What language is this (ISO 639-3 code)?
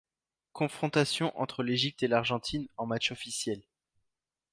fra